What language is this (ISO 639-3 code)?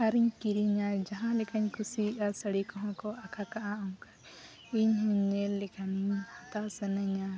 sat